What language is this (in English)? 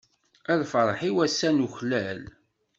Kabyle